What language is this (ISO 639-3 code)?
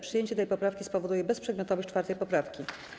pol